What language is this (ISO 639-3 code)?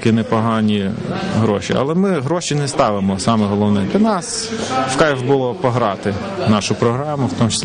ukr